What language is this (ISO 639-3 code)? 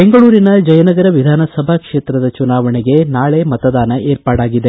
kan